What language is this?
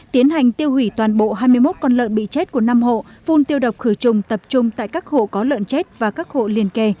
Vietnamese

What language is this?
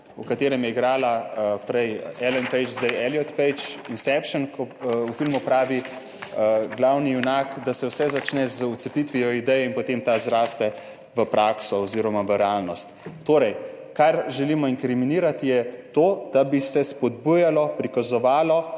Slovenian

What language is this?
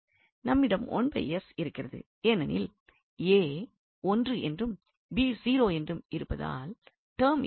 Tamil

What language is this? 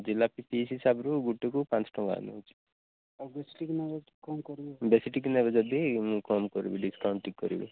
Odia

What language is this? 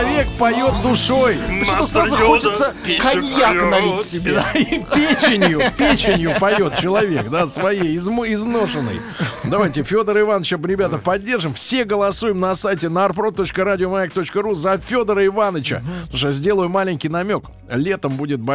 Russian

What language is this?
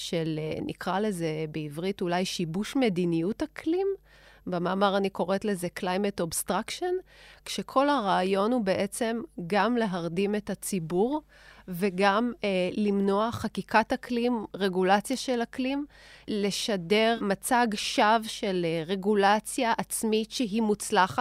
Hebrew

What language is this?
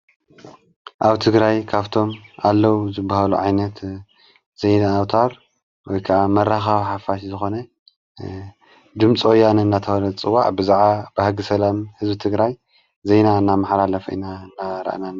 Tigrinya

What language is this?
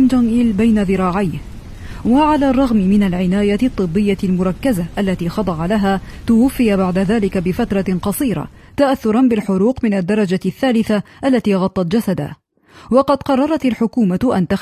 Arabic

